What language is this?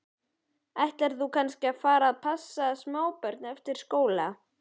Icelandic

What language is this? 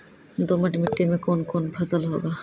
Maithili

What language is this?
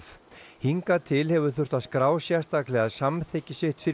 Icelandic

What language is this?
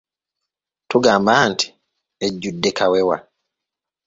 Ganda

